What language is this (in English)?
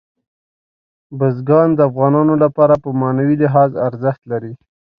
Pashto